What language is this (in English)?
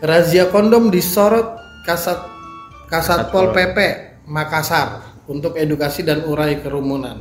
Indonesian